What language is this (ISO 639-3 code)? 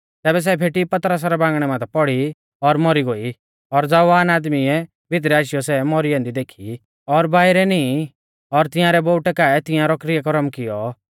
bfz